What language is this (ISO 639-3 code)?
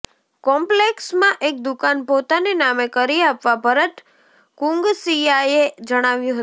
guj